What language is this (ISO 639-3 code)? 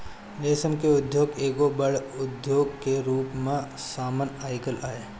bho